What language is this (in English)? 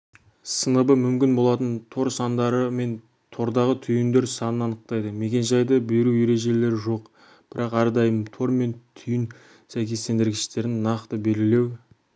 Kazakh